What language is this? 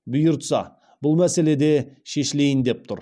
Kazakh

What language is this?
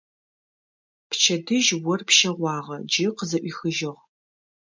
Adyghe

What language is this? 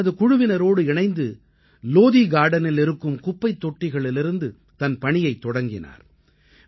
Tamil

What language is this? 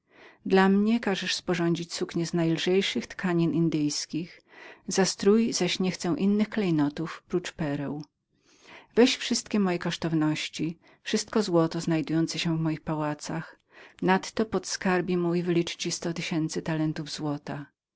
Polish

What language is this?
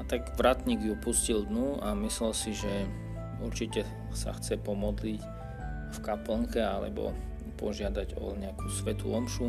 Slovak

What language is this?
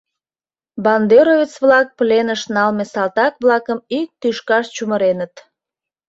Mari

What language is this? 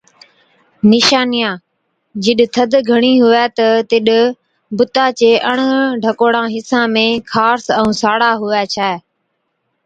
Od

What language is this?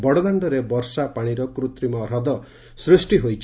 Odia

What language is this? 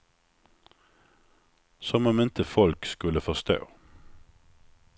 Swedish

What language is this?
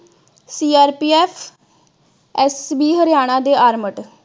Punjabi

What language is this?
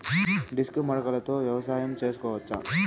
Telugu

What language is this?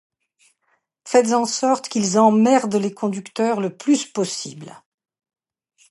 French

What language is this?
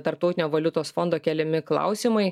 Lithuanian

